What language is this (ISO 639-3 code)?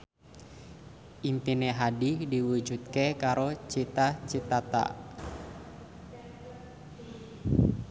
jav